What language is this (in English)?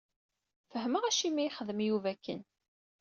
Kabyle